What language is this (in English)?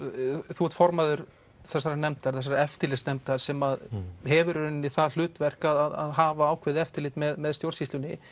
Icelandic